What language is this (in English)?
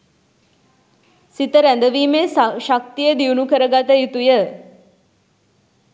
Sinhala